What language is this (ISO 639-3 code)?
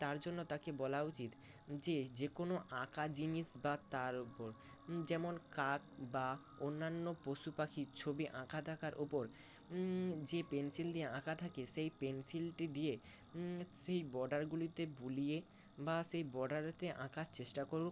ben